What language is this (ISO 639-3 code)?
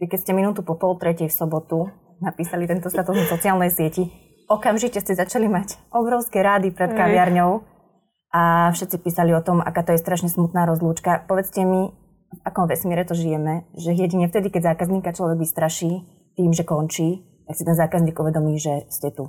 slk